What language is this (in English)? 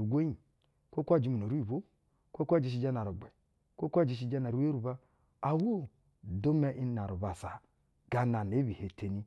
Basa (Nigeria)